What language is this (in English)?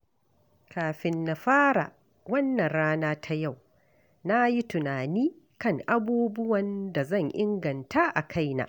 Hausa